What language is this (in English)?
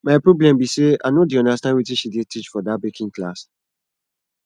Nigerian Pidgin